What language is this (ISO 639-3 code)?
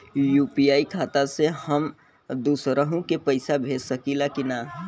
bho